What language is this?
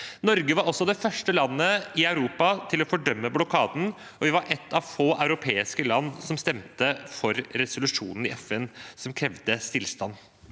Norwegian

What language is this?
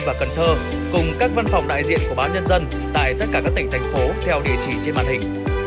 Vietnamese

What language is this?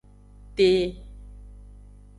Aja (Benin)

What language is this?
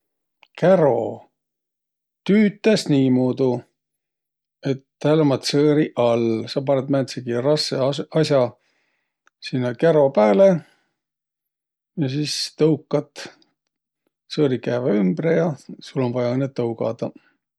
Võro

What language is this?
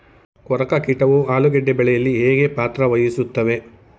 Kannada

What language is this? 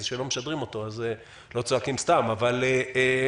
Hebrew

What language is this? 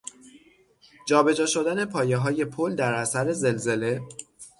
Persian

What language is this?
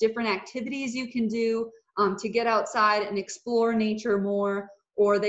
English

